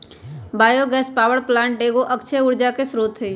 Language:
Magahi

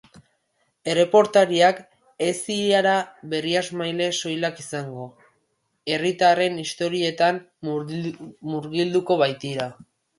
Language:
Basque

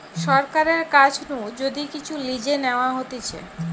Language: Bangla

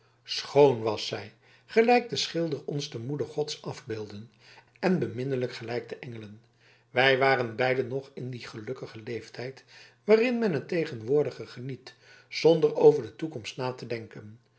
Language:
Dutch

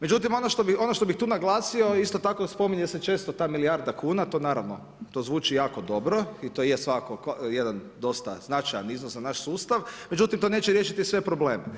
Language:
Croatian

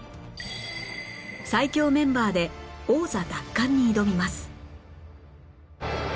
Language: Japanese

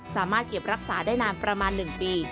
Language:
Thai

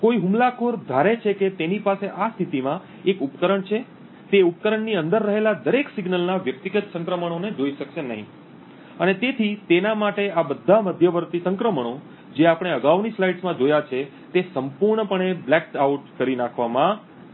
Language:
Gujarati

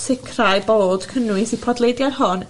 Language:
Welsh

